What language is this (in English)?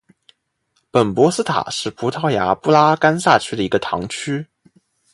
Chinese